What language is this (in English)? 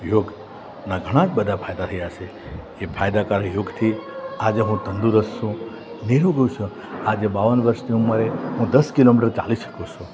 Gujarati